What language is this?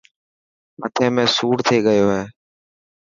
Dhatki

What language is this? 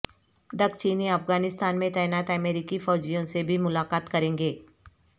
Urdu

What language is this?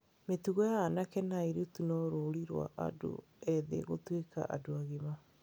Kikuyu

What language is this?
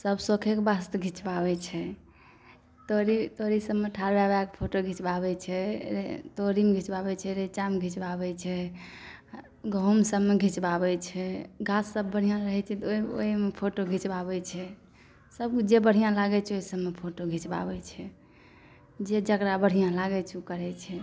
Maithili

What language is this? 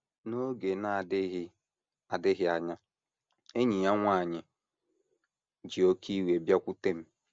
Igbo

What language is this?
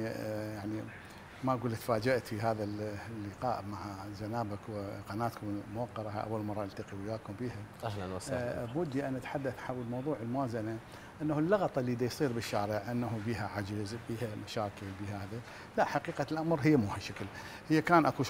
Arabic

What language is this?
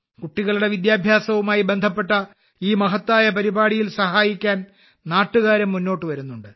Malayalam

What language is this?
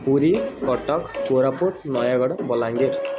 Odia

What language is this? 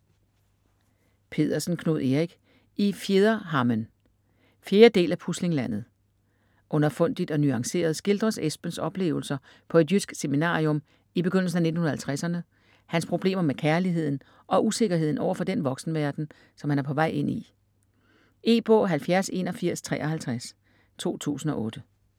Danish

